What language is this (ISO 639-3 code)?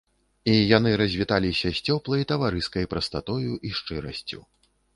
bel